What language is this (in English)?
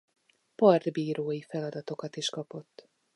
Hungarian